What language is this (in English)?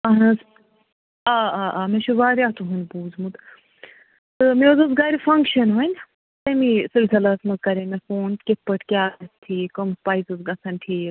Kashmiri